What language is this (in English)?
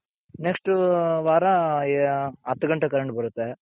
Kannada